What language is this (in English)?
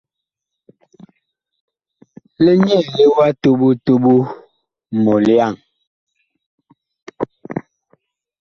Bakoko